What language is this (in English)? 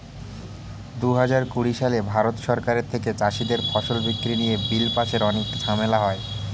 Bangla